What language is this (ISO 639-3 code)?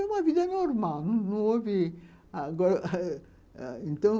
por